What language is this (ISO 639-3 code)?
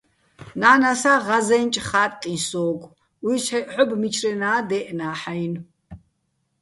bbl